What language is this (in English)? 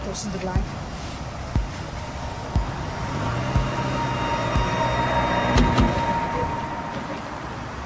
Welsh